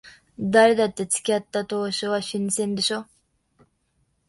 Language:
Japanese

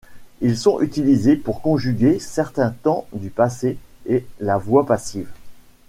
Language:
French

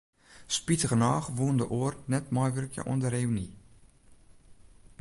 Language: Western Frisian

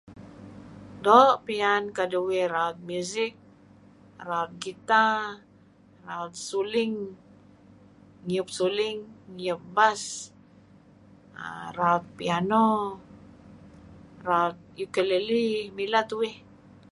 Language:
Kelabit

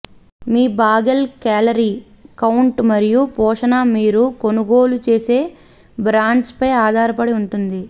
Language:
Telugu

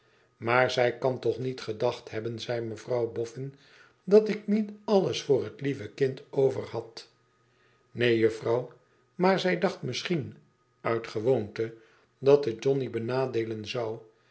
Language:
Dutch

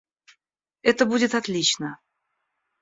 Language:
Russian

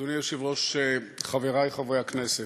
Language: Hebrew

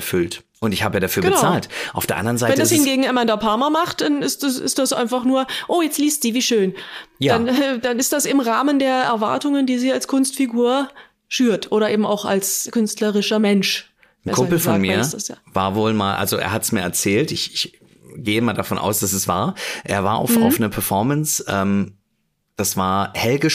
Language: German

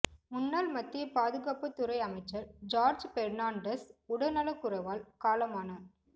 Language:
Tamil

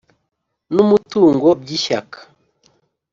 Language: Kinyarwanda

